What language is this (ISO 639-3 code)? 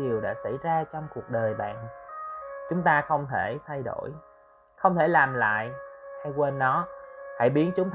vie